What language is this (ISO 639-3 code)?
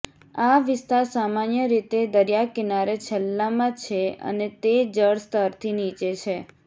guj